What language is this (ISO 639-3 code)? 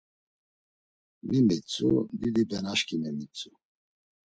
lzz